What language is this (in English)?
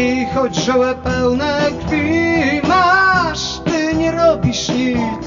Polish